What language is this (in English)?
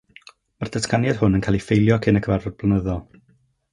Welsh